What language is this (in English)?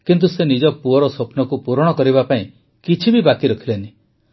Odia